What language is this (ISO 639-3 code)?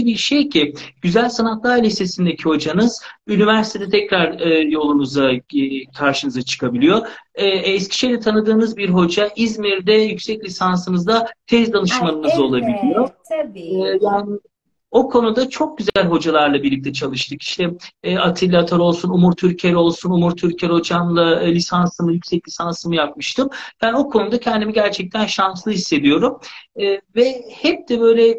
tur